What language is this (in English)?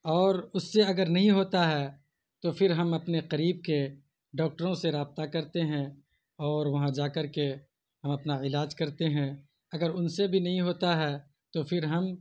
Urdu